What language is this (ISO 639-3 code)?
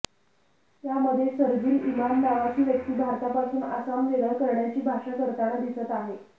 mar